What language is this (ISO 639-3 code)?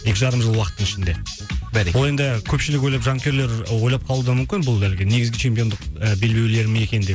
kaz